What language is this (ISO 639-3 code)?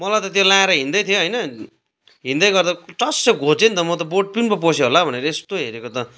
nep